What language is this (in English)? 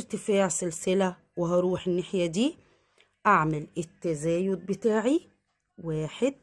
Arabic